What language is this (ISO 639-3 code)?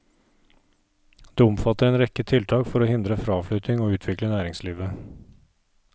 nor